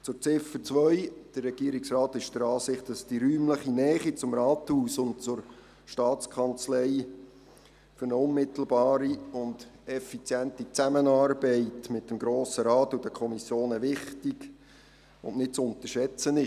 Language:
Swiss German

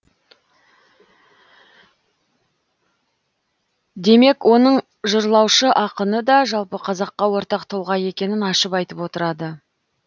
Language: Kazakh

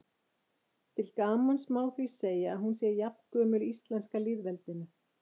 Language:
Icelandic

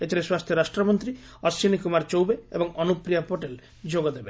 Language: Odia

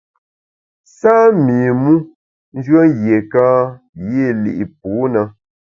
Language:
Bamun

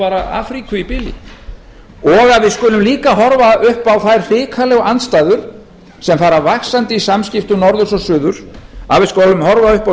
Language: Icelandic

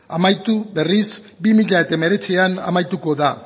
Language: Basque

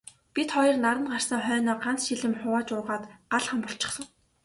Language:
Mongolian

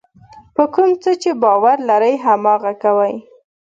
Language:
Pashto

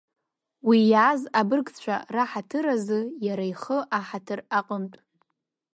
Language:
Abkhazian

